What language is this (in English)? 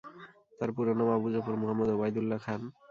Bangla